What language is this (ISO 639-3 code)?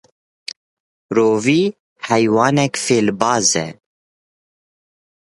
kur